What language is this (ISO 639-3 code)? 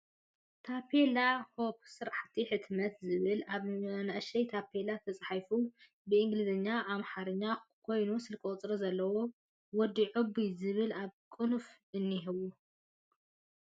tir